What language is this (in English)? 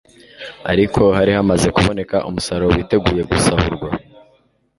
Kinyarwanda